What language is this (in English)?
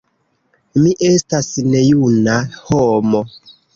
Esperanto